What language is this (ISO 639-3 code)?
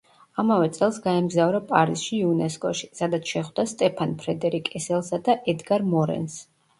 kat